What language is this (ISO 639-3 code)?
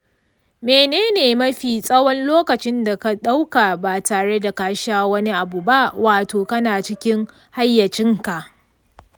hau